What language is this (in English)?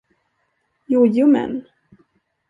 Swedish